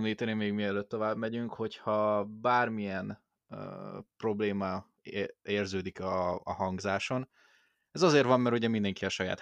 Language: Hungarian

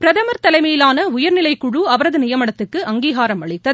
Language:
Tamil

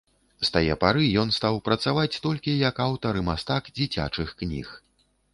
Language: Belarusian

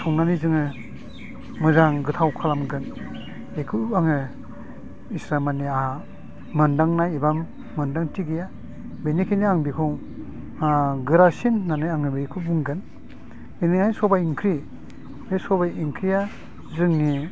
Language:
Bodo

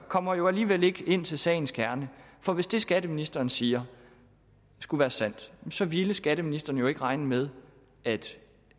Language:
Danish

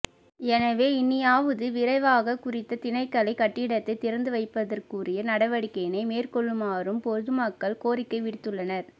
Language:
Tamil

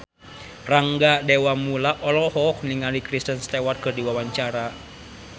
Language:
Sundanese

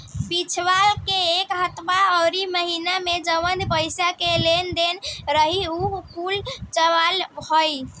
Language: Bhojpuri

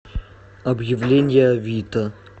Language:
Russian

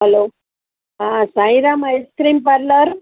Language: Gujarati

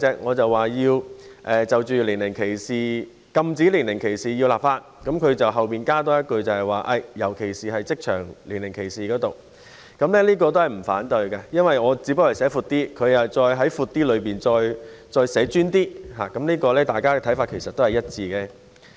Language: Cantonese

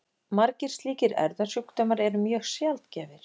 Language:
Icelandic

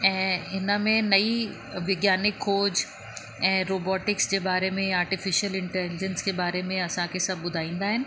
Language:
Sindhi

